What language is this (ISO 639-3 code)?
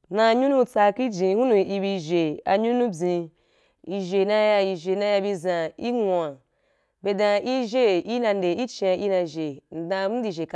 juk